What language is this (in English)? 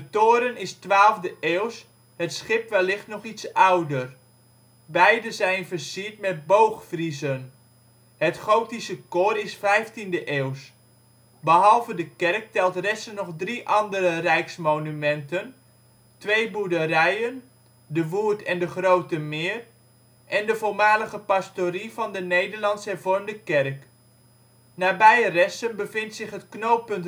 Dutch